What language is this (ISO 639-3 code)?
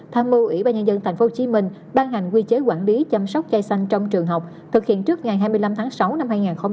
vie